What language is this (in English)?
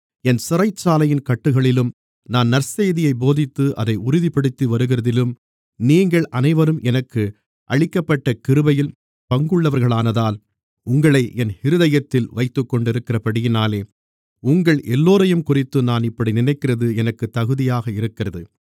Tamil